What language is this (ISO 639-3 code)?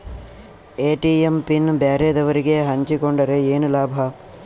kan